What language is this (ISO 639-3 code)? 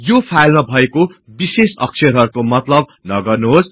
nep